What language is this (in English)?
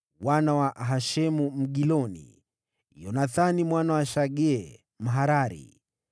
Swahili